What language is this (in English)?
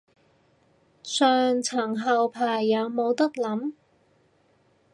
Cantonese